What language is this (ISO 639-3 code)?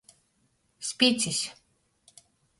ltg